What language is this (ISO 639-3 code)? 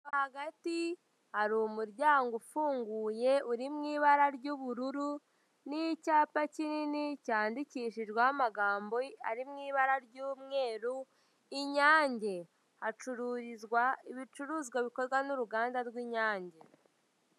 kin